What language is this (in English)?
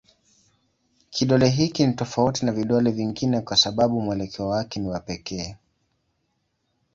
Swahili